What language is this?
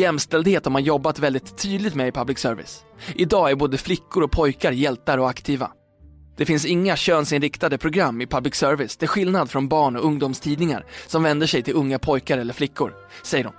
Swedish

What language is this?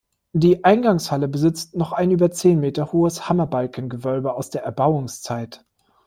German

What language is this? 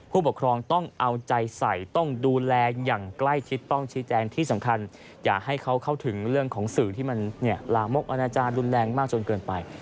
Thai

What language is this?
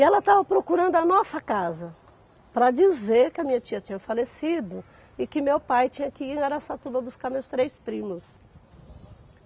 Portuguese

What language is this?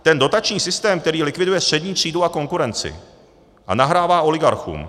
Czech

